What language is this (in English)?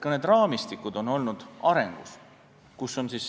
Estonian